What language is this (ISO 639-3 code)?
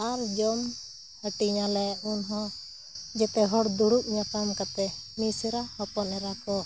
sat